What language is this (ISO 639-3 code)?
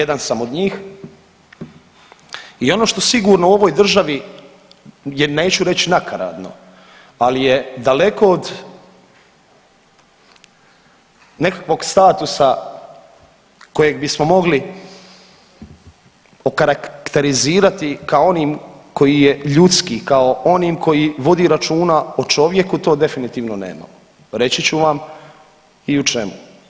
hrv